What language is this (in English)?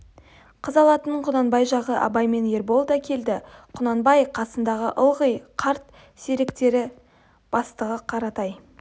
Kazakh